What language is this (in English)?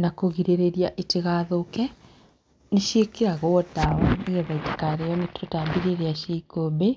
Kikuyu